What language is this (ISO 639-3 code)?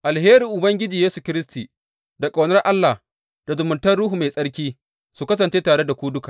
hau